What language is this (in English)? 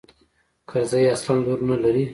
Pashto